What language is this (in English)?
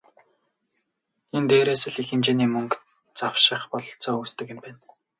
Mongolian